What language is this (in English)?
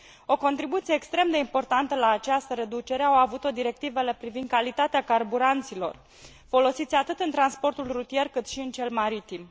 Romanian